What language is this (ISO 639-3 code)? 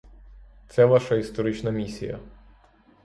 ukr